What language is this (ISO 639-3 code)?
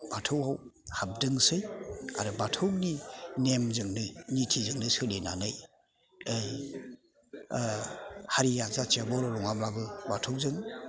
brx